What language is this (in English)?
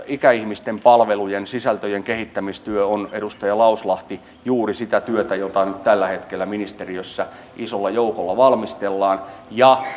Finnish